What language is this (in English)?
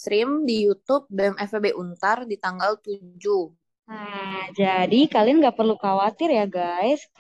Indonesian